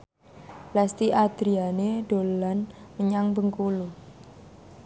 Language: Javanese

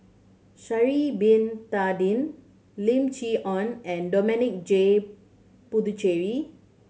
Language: English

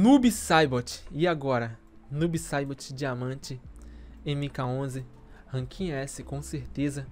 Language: Portuguese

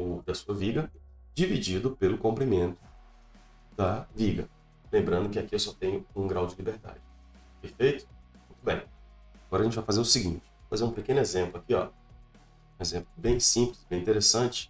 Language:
Portuguese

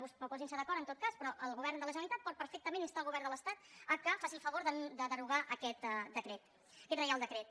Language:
Catalan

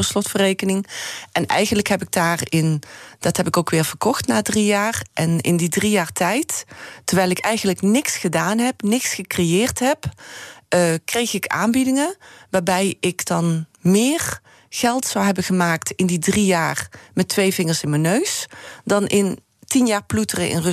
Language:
Dutch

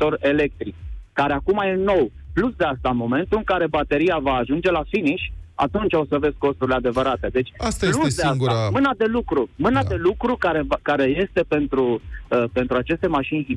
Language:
Romanian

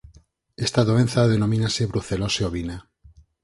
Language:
Galician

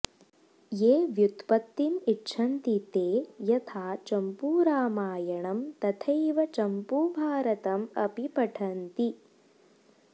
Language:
Sanskrit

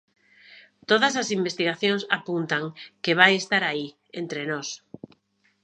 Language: Galician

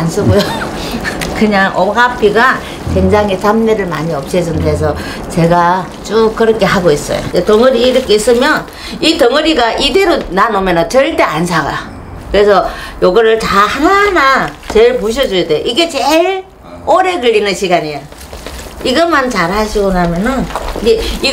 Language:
Korean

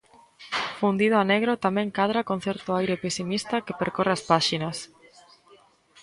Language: Galician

